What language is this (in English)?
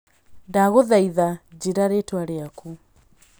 Kikuyu